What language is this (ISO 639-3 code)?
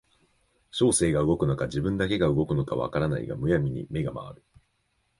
jpn